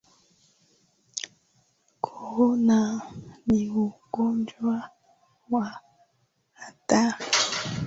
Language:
Swahili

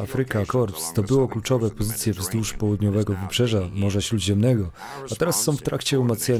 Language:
Polish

